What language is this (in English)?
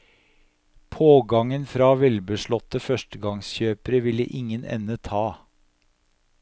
Norwegian